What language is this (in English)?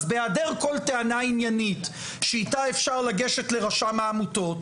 Hebrew